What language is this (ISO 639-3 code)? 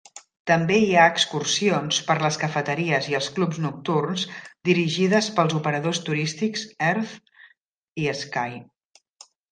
cat